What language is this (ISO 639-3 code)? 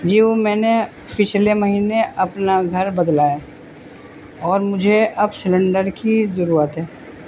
urd